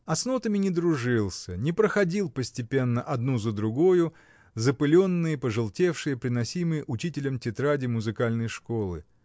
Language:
Russian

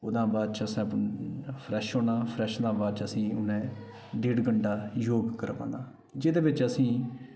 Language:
Dogri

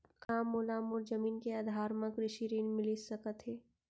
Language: Chhattisgarhi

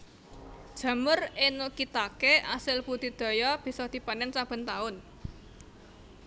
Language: Javanese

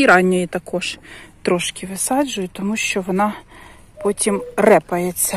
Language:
Ukrainian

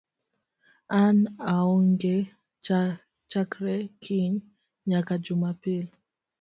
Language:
Luo (Kenya and Tanzania)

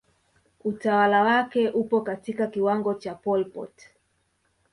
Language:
Swahili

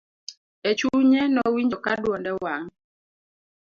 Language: Luo (Kenya and Tanzania)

